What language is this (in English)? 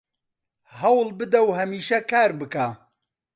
Central Kurdish